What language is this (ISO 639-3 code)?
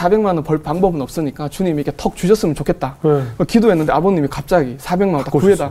kor